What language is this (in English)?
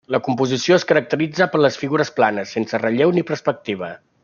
Catalan